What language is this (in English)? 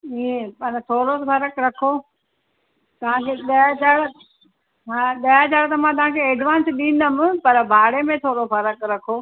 Sindhi